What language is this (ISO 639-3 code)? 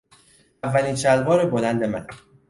fas